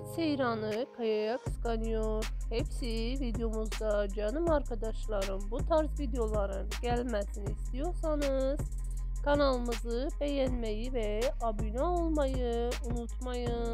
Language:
Turkish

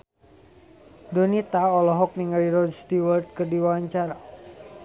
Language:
Sundanese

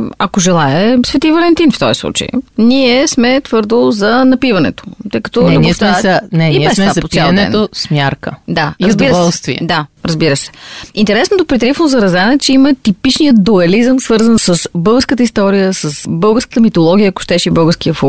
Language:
Bulgarian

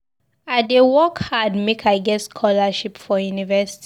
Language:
Nigerian Pidgin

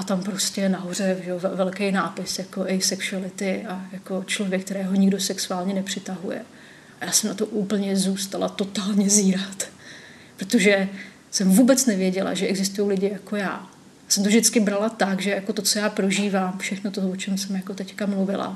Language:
Czech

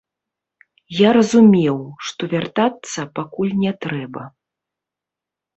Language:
Belarusian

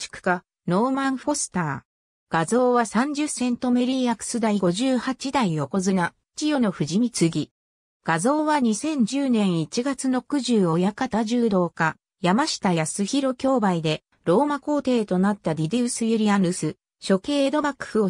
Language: Japanese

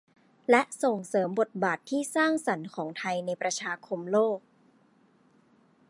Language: Thai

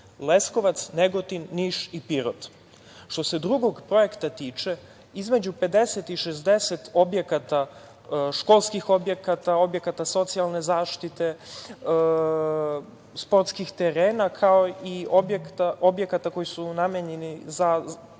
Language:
Serbian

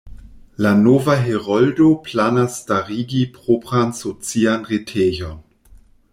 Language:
Esperanto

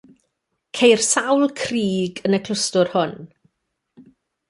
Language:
Welsh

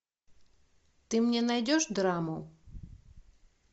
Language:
Russian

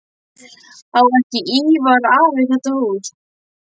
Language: Icelandic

